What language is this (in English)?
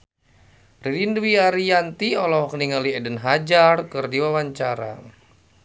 Sundanese